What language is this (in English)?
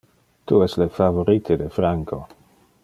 Interlingua